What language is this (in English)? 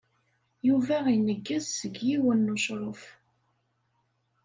Kabyle